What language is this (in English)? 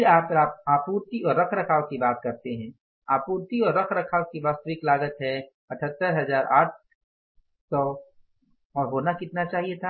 Hindi